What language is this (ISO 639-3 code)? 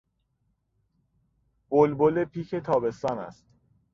fas